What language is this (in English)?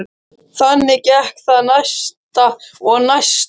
Icelandic